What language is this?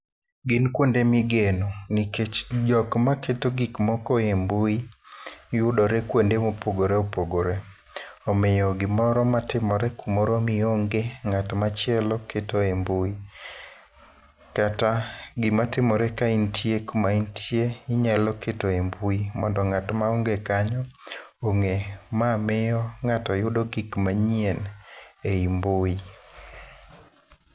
Luo (Kenya and Tanzania)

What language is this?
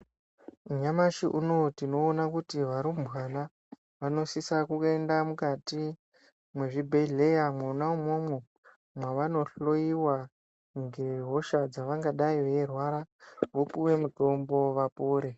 Ndau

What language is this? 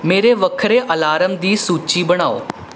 Punjabi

